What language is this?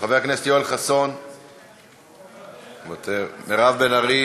Hebrew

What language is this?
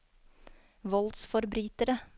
Norwegian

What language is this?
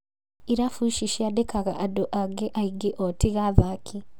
Kikuyu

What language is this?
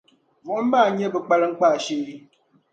Dagbani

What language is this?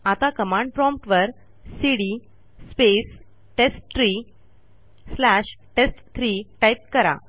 Marathi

